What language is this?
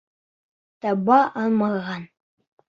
Bashkir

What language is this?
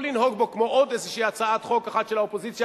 Hebrew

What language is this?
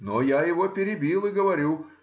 Russian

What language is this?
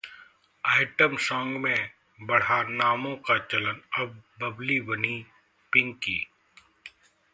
Hindi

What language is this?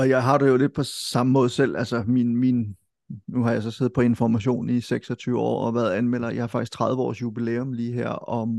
Danish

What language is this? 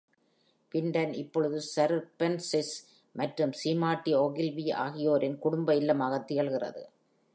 Tamil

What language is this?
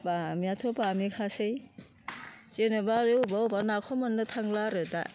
Bodo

